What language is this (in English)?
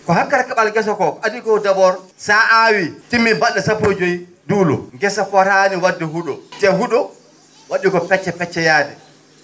Fula